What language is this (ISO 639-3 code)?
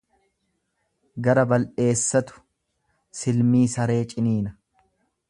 orm